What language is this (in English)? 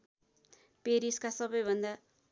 Nepali